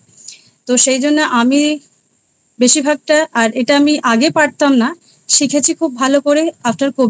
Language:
Bangla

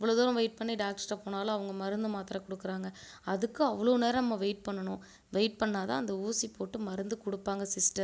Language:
Tamil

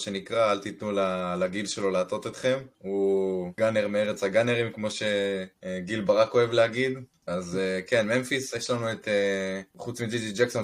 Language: Hebrew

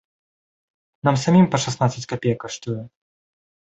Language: Belarusian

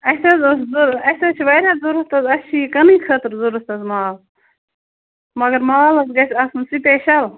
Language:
Kashmiri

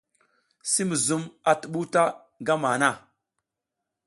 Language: South Giziga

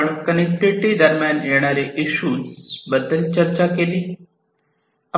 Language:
Marathi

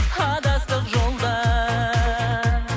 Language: Kazakh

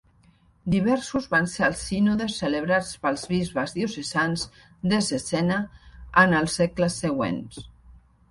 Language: Catalan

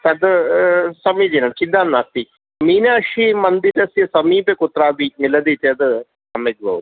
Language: Sanskrit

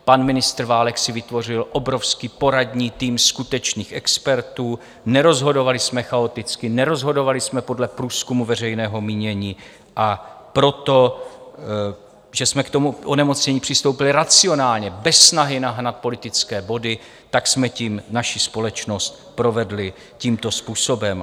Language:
Czech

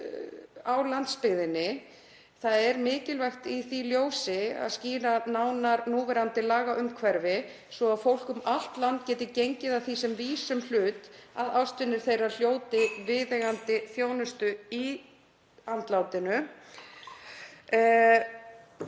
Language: Icelandic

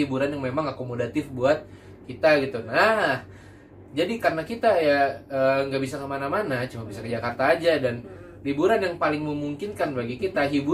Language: Indonesian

